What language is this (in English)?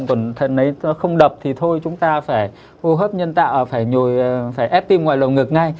Vietnamese